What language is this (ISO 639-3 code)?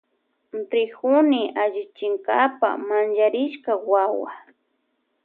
qvj